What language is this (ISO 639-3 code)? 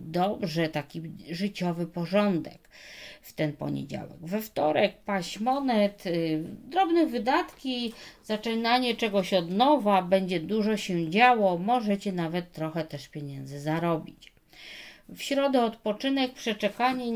pol